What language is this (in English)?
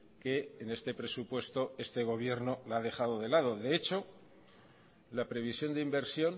Spanish